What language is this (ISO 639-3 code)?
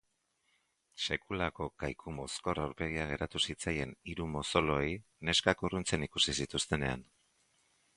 eus